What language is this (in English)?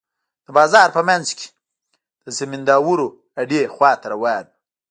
Pashto